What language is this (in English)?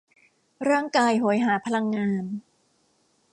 Thai